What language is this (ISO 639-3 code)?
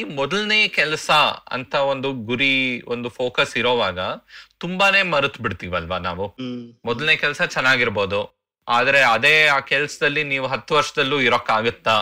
kan